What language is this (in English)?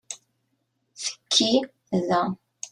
Kabyle